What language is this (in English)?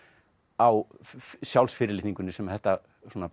Icelandic